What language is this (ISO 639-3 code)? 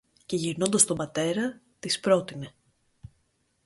ell